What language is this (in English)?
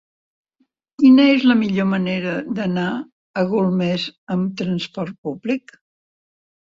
Catalan